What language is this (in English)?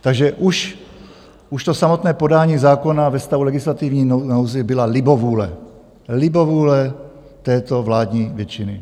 Czech